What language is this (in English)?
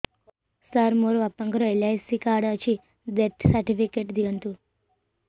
Odia